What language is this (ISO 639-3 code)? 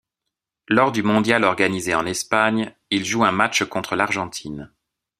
fra